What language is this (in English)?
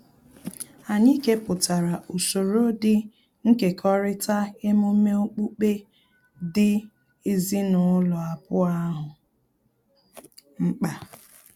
Igbo